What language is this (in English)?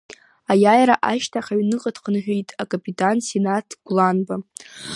Abkhazian